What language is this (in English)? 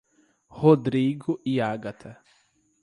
Portuguese